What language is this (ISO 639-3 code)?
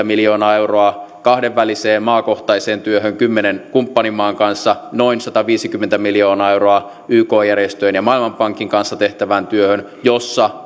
fin